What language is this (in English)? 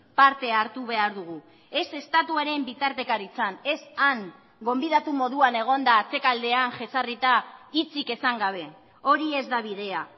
Basque